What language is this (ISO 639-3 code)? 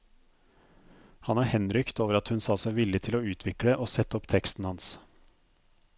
nor